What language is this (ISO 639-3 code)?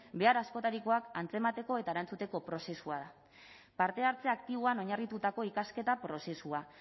eus